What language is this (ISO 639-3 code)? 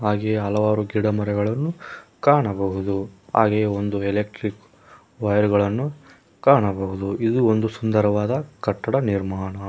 kan